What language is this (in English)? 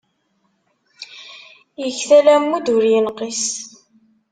Kabyle